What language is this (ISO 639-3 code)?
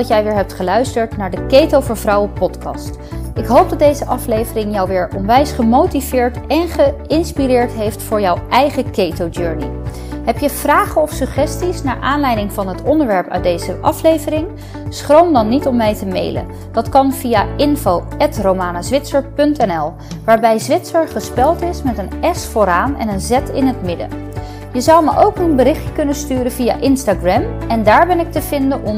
nld